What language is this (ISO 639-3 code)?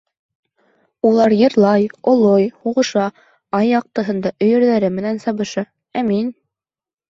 bak